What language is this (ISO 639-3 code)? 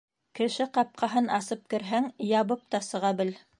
bak